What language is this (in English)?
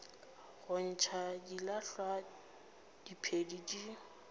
Northern Sotho